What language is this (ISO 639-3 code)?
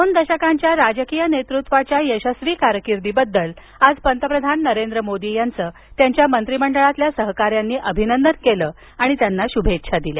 mar